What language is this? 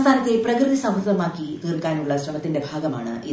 Malayalam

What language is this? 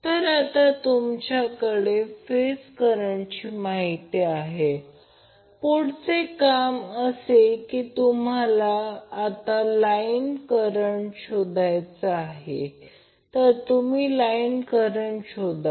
Marathi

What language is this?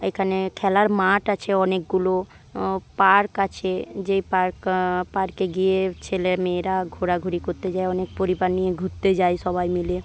Bangla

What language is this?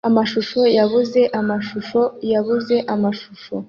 Kinyarwanda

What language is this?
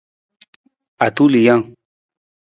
Nawdm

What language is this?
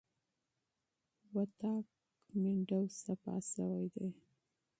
Pashto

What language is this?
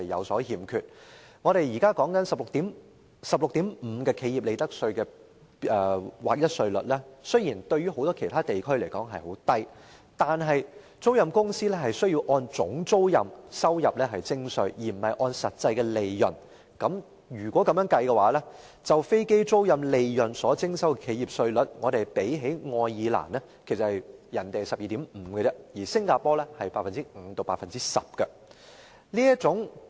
Cantonese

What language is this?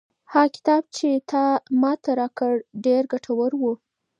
Pashto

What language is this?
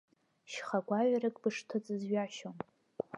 Abkhazian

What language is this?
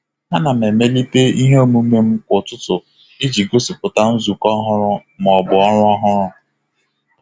Igbo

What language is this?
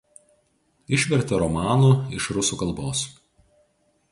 Lithuanian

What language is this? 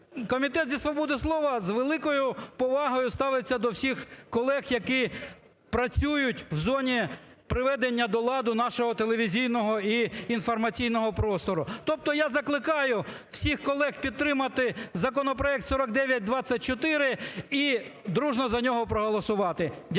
Ukrainian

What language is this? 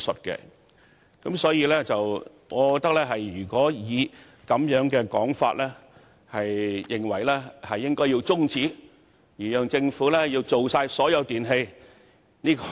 Cantonese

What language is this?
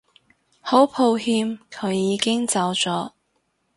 Cantonese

